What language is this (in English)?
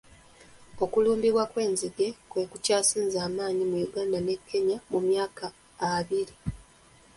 Ganda